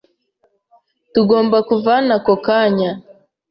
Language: Kinyarwanda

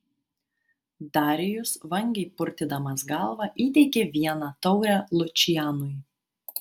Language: Lithuanian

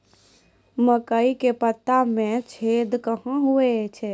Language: Maithili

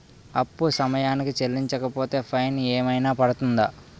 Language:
Telugu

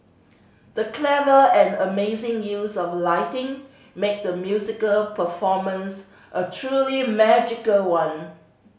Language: English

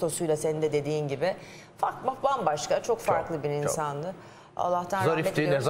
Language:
Turkish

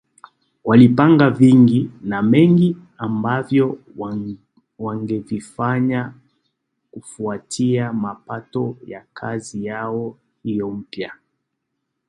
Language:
Swahili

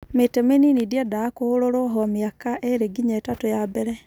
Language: Kikuyu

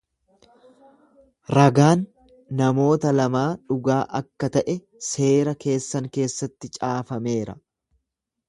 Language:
Oromo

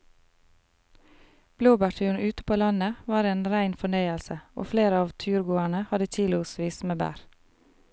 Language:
Norwegian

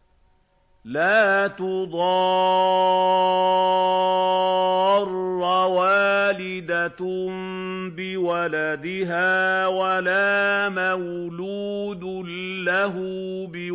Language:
Arabic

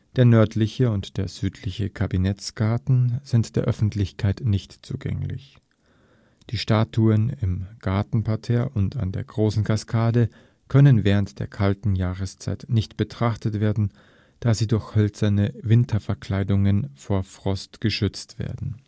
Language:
German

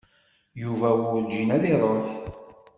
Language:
Kabyle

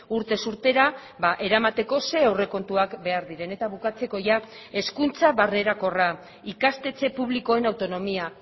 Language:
Basque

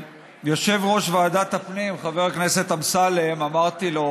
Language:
Hebrew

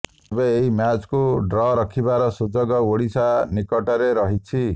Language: Odia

